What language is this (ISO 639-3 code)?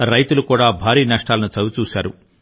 tel